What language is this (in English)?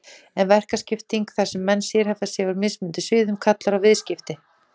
Icelandic